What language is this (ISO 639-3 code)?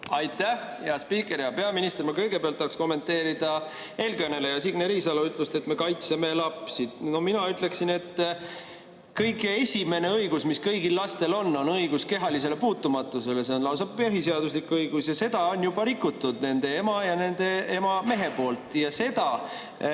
est